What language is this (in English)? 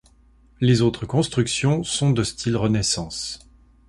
French